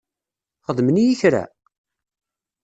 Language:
Kabyle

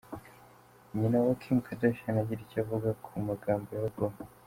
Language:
Kinyarwanda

